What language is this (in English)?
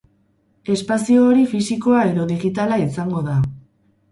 Basque